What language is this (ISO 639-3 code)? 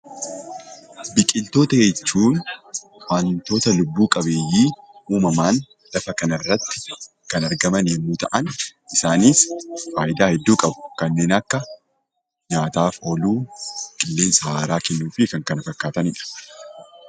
orm